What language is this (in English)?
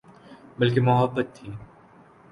Urdu